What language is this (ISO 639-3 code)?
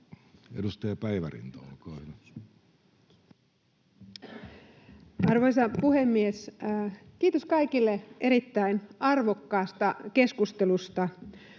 fin